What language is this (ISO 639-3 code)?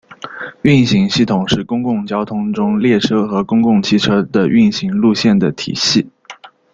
zho